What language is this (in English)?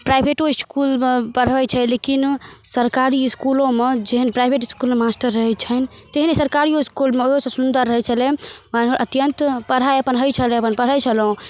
Maithili